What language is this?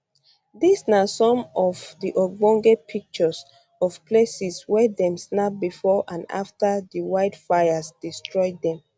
Nigerian Pidgin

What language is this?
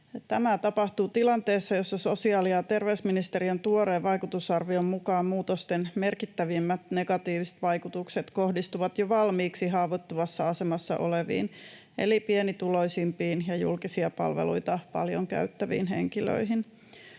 Finnish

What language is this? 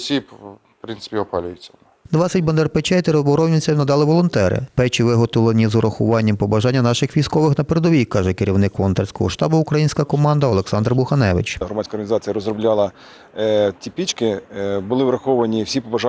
Ukrainian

